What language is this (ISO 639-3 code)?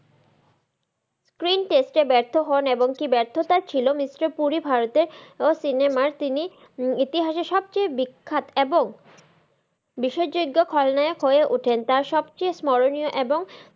ben